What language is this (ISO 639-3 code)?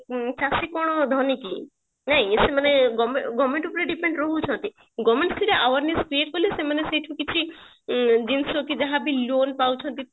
ori